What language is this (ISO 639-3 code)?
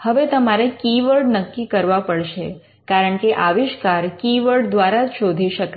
guj